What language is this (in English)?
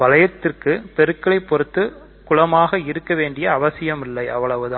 Tamil